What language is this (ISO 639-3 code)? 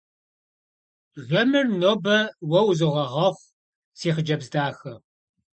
kbd